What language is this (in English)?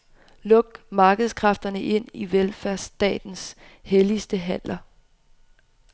Danish